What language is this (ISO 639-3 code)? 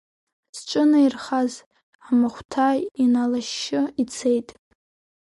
abk